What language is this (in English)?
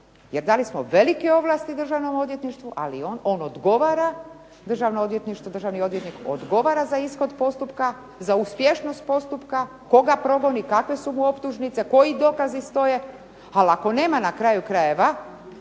Croatian